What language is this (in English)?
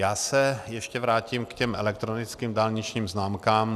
Czech